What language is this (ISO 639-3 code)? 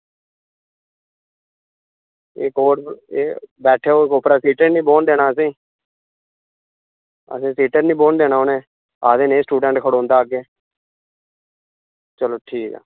doi